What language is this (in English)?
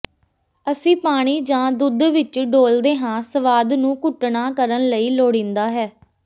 Punjabi